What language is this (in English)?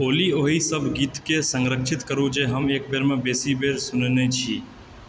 Maithili